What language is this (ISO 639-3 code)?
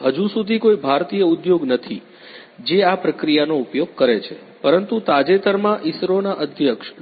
guj